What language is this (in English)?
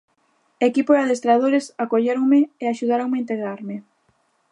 Galician